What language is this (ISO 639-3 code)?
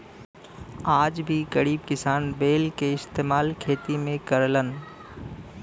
bho